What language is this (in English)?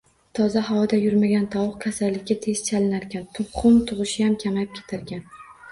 Uzbek